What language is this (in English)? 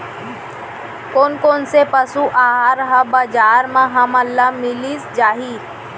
Chhattisgarhi